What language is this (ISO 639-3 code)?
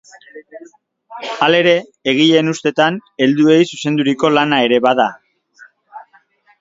eus